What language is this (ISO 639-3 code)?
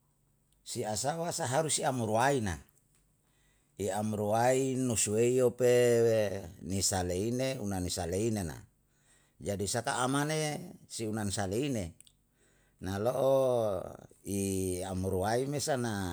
jal